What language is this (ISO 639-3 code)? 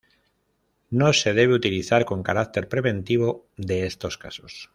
spa